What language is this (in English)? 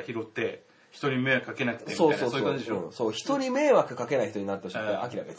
Japanese